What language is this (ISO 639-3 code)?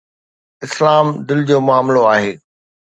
snd